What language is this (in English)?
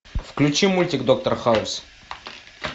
Russian